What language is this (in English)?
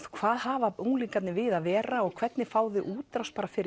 Icelandic